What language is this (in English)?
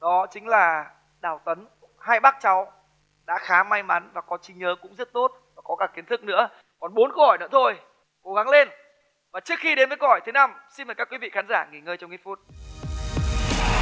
Vietnamese